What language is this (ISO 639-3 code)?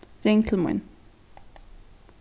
fao